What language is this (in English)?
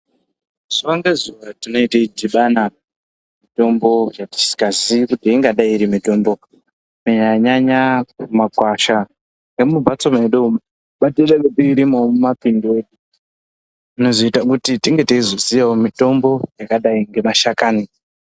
Ndau